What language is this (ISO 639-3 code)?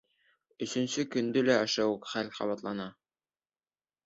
bak